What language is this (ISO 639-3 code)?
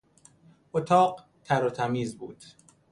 fas